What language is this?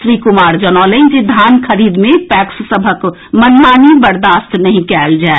Maithili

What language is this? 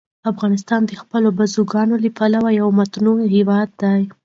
Pashto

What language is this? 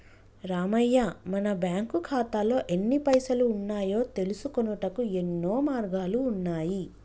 Telugu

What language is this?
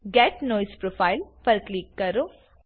Gujarati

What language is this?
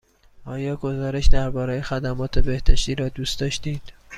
Persian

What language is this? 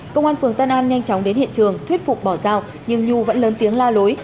Vietnamese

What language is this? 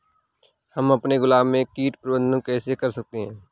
Hindi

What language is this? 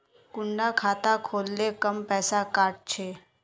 Magahi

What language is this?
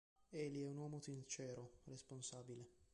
Italian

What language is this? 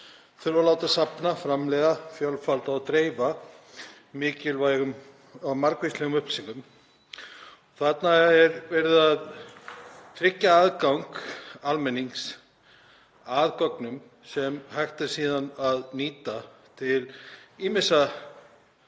Icelandic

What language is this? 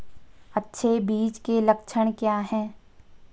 Hindi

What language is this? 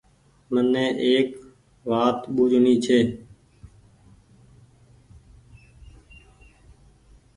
Goaria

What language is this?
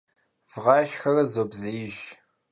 Kabardian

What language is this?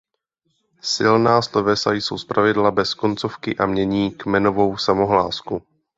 Czech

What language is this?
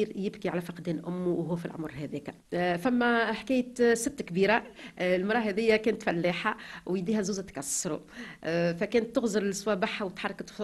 Arabic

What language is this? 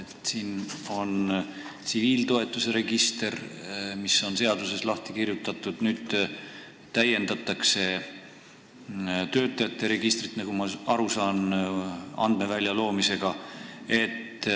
Estonian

